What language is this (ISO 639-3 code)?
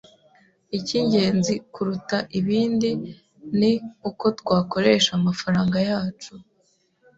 kin